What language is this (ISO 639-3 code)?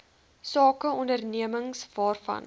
afr